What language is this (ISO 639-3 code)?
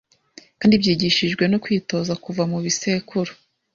kin